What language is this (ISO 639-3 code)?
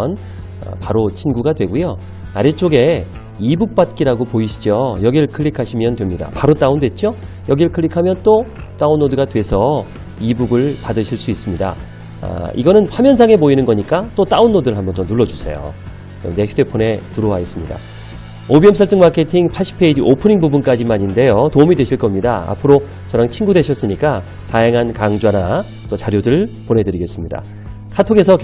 kor